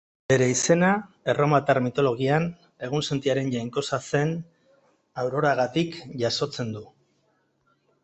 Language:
Basque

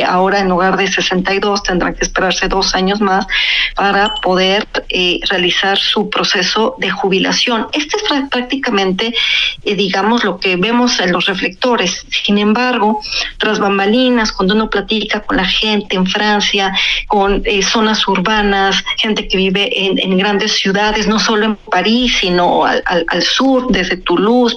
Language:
Spanish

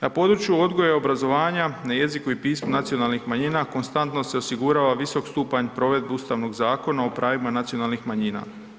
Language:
Croatian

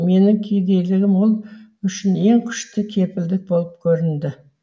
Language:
Kazakh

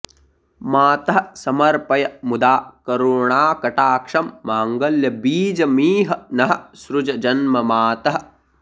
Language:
Sanskrit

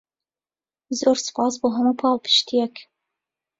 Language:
Central Kurdish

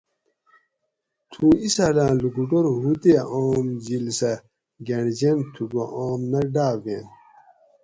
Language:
Gawri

